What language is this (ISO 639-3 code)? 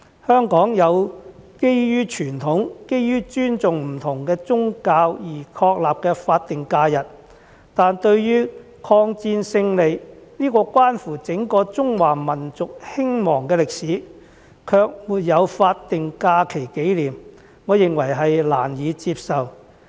yue